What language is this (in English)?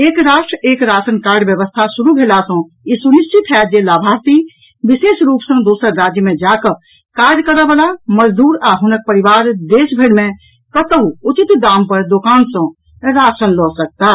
Maithili